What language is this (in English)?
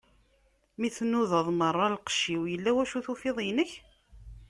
Kabyle